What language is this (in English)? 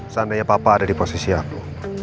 Indonesian